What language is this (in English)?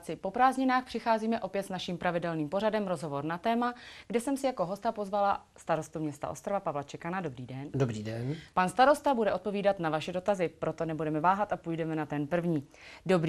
Czech